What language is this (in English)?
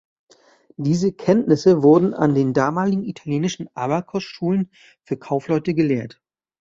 German